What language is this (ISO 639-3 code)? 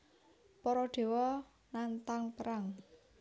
jav